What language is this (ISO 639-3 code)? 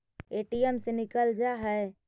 mag